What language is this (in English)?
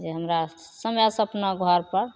Maithili